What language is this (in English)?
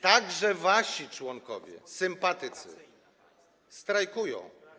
Polish